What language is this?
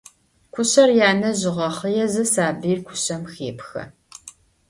Adyghe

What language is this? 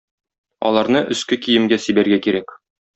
Tatar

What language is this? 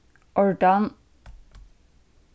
Faroese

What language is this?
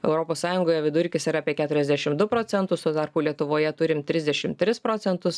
Lithuanian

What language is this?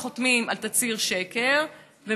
Hebrew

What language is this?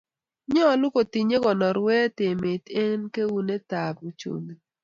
Kalenjin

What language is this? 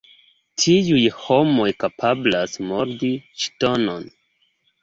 Esperanto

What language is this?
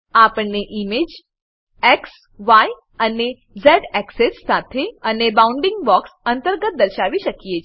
Gujarati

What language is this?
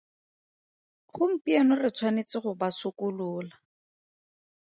Tswana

